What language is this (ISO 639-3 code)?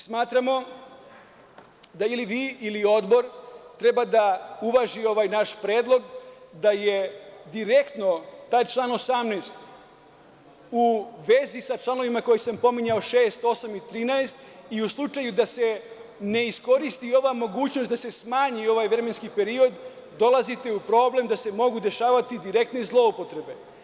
srp